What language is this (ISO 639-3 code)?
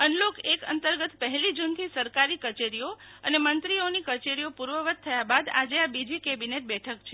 guj